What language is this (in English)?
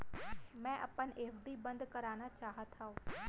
Chhattisgarhi